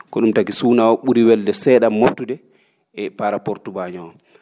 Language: Fula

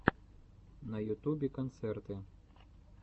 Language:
Russian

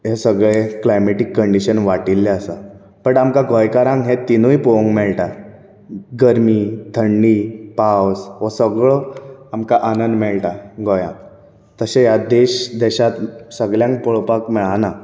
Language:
Konkani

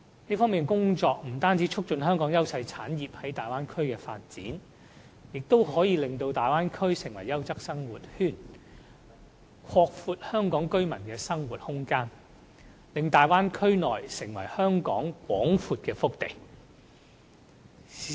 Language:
Cantonese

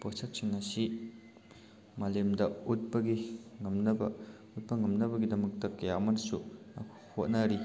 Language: Manipuri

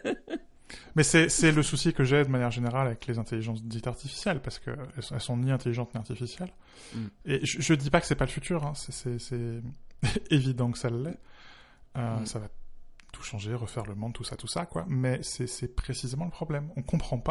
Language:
French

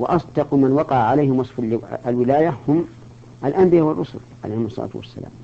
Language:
Arabic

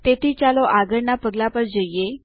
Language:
Gujarati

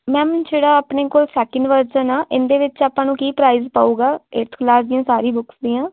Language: Punjabi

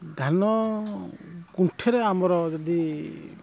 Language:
Odia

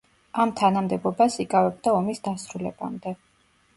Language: Georgian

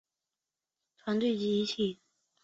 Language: Chinese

